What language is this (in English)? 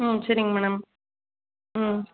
Tamil